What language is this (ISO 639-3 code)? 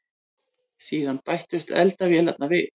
isl